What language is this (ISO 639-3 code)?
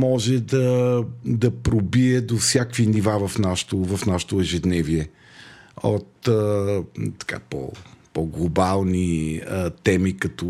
bul